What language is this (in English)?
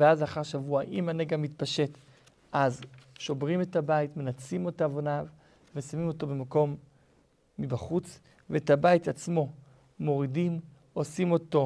Hebrew